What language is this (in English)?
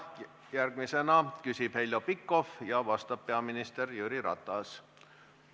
Estonian